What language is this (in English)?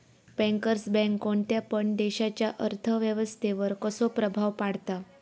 Marathi